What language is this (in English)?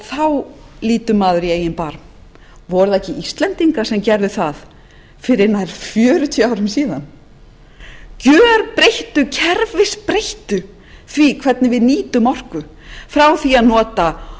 Icelandic